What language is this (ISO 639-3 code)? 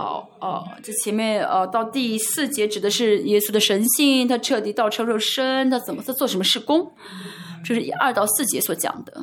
zho